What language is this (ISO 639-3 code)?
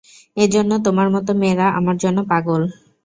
ben